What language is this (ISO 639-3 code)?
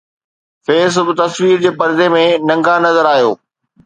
snd